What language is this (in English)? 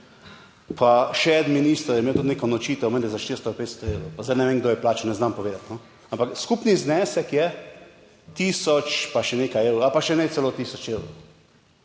Slovenian